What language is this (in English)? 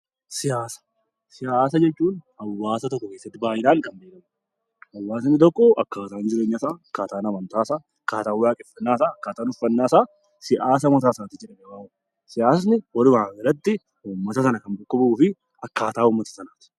Oromo